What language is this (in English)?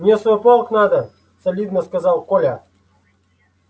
Russian